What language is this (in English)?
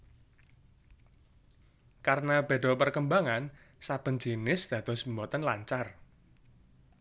Javanese